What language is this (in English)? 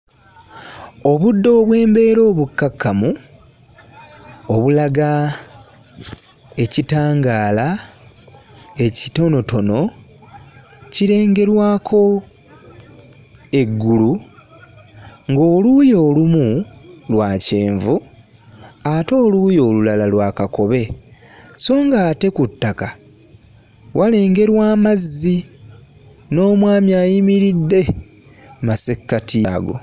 Ganda